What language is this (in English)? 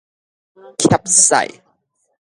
Min Nan Chinese